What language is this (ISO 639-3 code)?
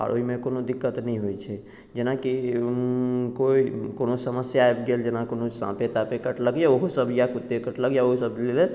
mai